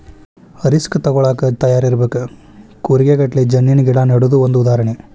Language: Kannada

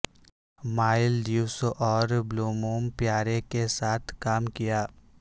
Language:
Urdu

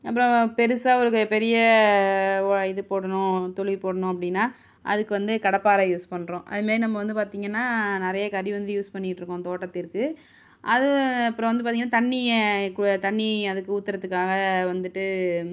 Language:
Tamil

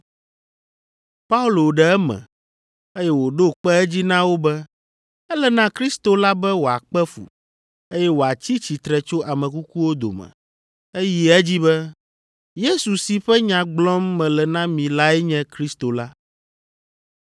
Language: Ewe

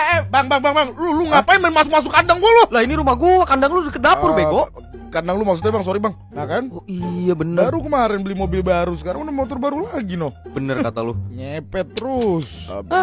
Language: Indonesian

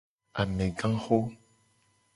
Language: Gen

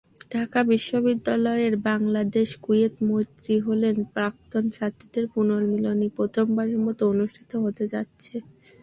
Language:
Bangla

